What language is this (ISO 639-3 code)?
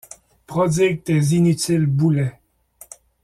fra